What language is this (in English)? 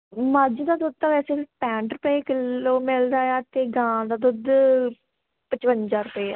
Punjabi